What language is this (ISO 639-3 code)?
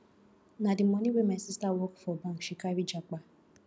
pcm